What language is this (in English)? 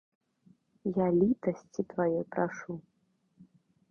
Belarusian